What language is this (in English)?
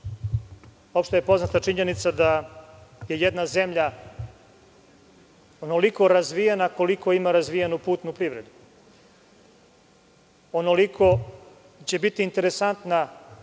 Serbian